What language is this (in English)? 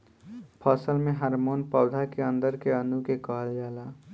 Bhojpuri